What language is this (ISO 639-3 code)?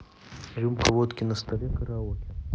rus